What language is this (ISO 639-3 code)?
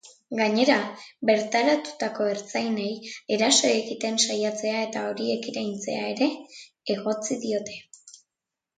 eus